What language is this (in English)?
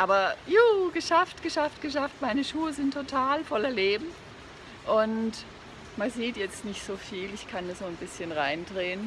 German